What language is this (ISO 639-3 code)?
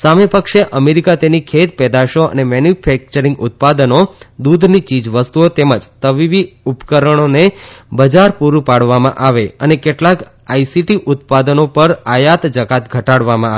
guj